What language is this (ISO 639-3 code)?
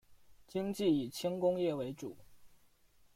zho